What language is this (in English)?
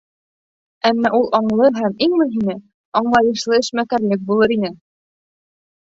Bashkir